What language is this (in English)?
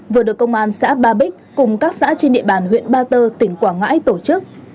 Vietnamese